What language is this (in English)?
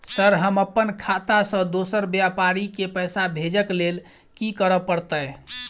Maithili